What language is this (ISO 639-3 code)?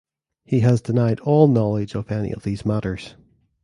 eng